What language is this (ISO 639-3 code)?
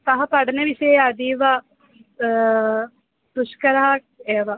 san